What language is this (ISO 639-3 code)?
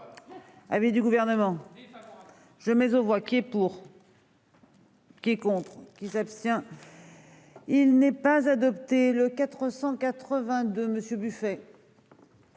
fra